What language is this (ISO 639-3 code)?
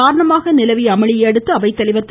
tam